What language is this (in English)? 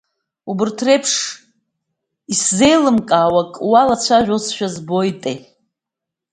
Abkhazian